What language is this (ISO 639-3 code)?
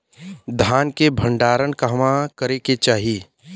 bho